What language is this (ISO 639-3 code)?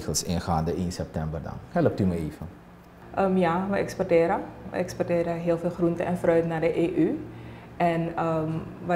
nld